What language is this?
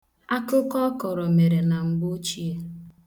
Igbo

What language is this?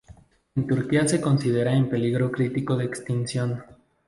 Spanish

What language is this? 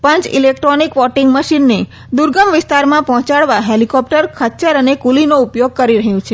Gujarati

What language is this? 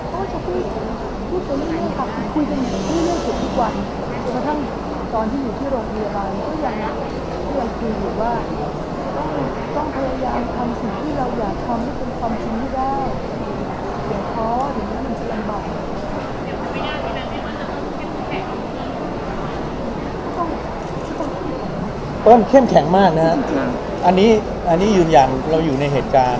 Thai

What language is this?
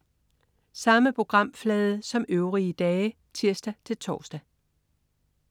Danish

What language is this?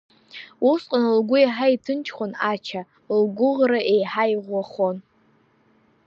Abkhazian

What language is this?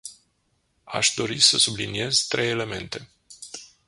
Romanian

